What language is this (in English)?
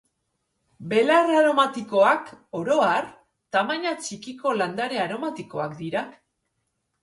Basque